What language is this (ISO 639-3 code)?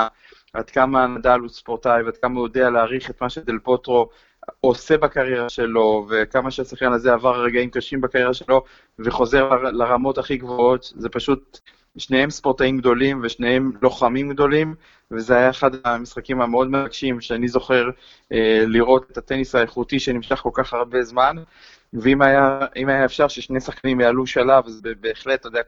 heb